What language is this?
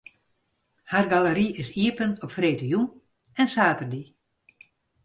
Western Frisian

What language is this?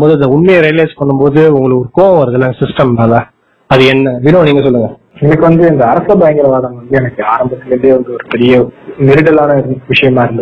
Tamil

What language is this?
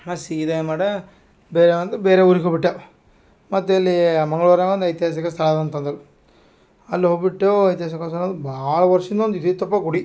Kannada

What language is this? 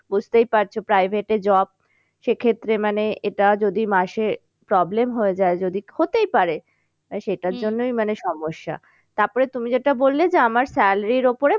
Bangla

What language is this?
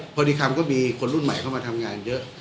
Thai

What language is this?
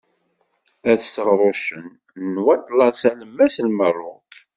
Kabyle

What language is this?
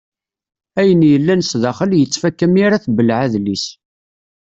Kabyle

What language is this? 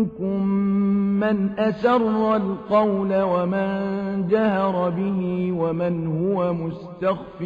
Arabic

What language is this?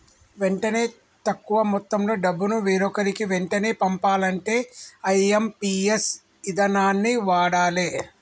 Telugu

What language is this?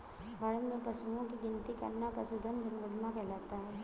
Hindi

